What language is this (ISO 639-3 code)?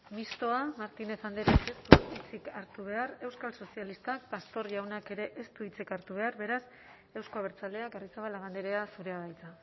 eus